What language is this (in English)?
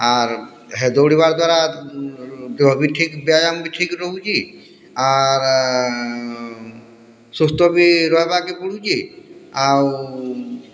Odia